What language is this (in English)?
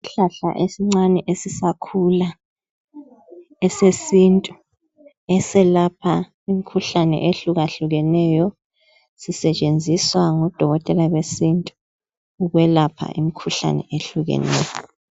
North Ndebele